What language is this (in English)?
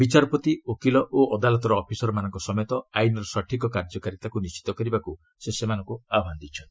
Odia